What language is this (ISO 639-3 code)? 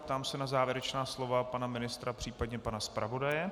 ces